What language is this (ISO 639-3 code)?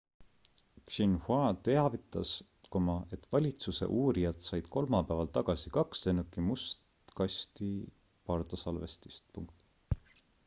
est